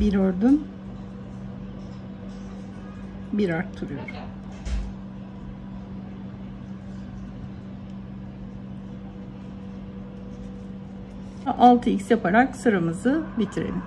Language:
Turkish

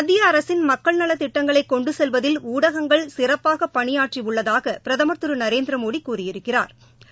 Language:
Tamil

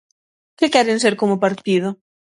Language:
Galician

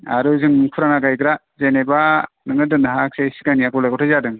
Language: Bodo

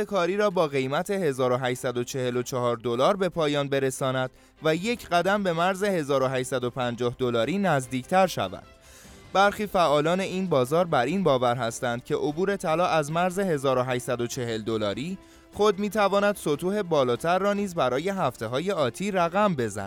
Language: Persian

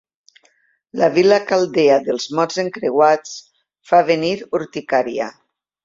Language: Catalan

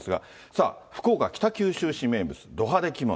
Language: Japanese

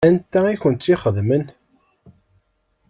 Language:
Kabyle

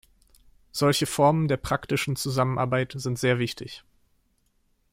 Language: German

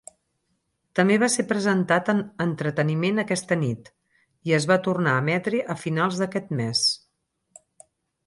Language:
Catalan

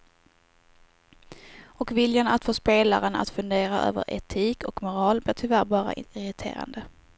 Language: Swedish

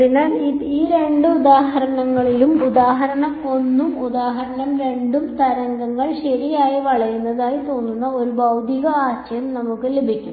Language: Malayalam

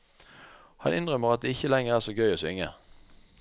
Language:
Norwegian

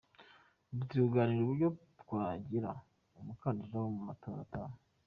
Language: Kinyarwanda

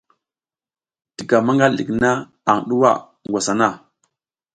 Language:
South Giziga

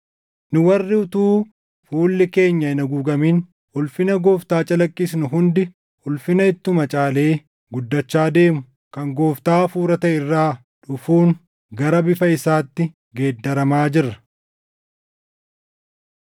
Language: Oromo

